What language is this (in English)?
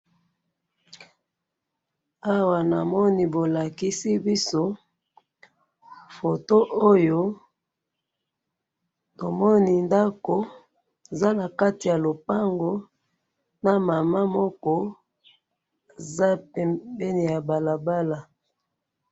Lingala